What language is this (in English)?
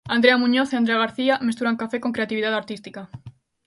Galician